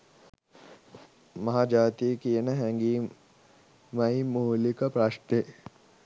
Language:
Sinhala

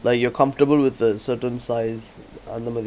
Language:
English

